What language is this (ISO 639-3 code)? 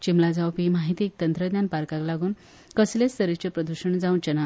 kok